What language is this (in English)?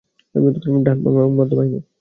Bangla